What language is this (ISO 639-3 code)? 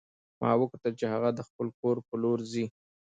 pus